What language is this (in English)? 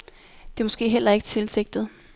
Danish